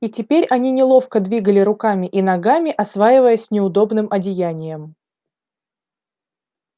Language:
Russian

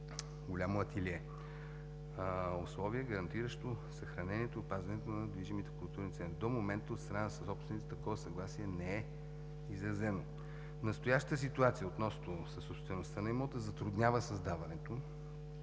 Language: Bulgarian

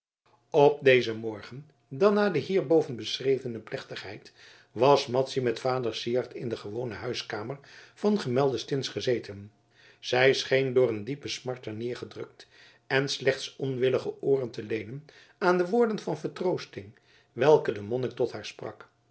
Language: Dutch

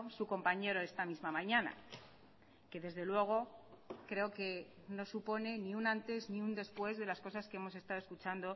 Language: Spanish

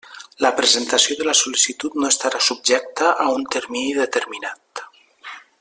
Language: Catalan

